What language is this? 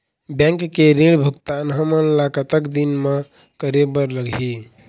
Chhattisgarhi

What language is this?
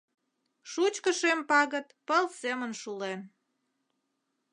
Mari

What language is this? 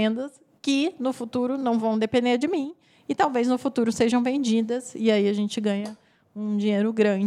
Portuguese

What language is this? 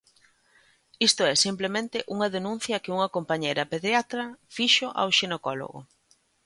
Galician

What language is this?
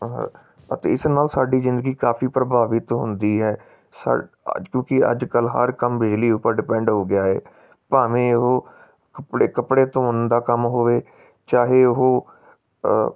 Punjabi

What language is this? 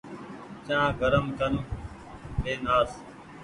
Goaria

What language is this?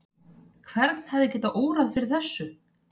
Icelandic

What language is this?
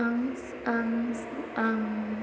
Bodo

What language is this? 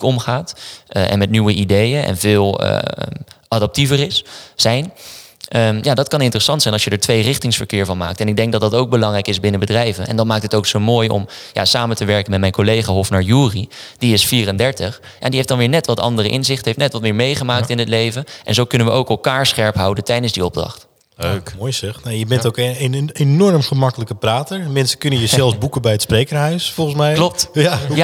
Dutch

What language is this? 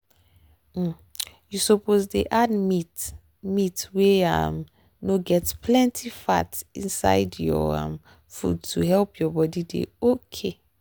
Nigerian Pidgin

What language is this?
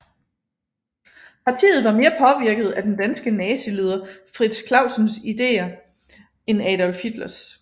Danish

